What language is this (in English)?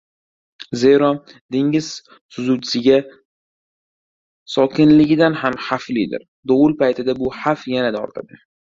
Uzbek